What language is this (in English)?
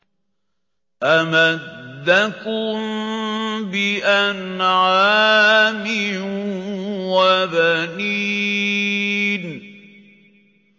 Arabic